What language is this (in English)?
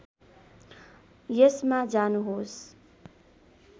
Nepali